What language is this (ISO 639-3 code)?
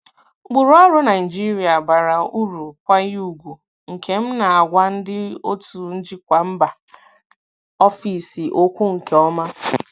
ibo